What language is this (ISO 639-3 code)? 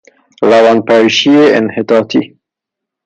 fas